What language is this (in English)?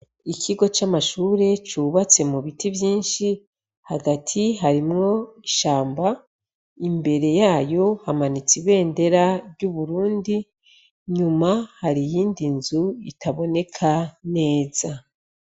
Rundi